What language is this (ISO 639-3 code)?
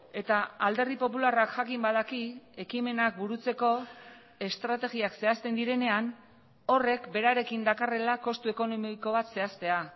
eus